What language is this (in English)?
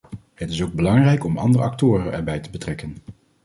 Dutch